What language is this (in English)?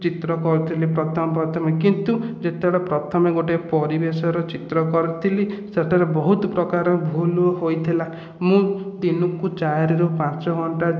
Odia